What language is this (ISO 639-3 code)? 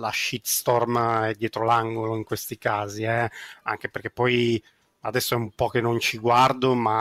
ita